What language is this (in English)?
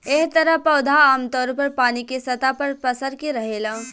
Bhojpuri